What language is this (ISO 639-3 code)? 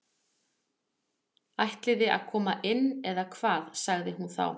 isl